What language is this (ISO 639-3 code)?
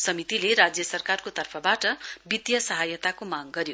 nep